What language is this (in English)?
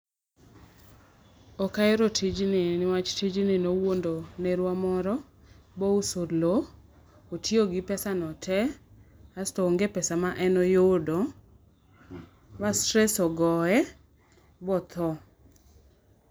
Luo (Kenya and Tanzania)